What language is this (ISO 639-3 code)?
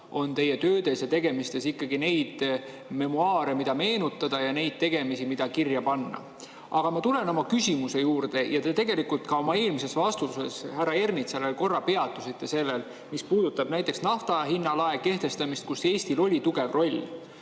est